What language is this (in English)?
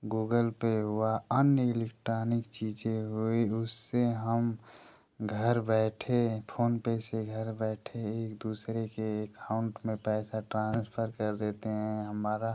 Hindi